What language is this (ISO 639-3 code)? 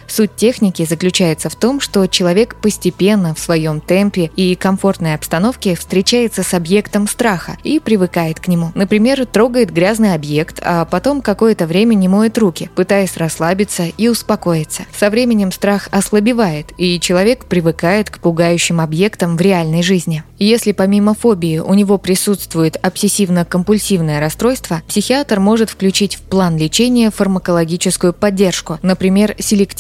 rus